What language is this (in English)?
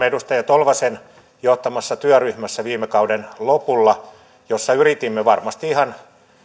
Finnish